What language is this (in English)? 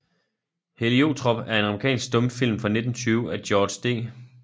Danish